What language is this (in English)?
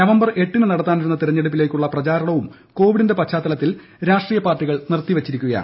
Malayalam